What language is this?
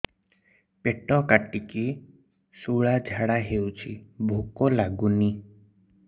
Odia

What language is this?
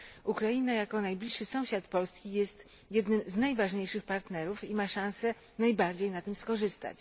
Polish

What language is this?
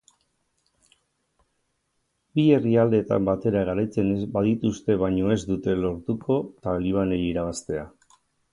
Basque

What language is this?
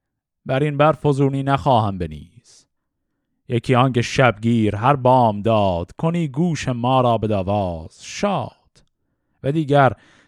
Persian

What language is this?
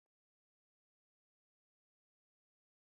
Pashto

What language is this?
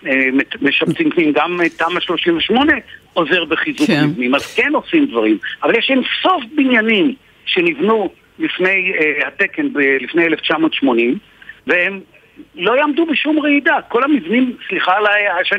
Hebrew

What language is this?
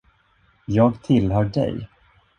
Swedish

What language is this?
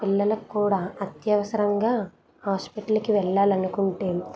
Telugu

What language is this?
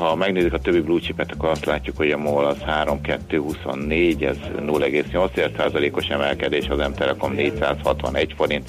Hungarian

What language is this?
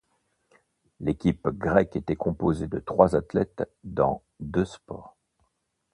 French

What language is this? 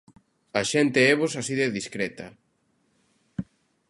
Galician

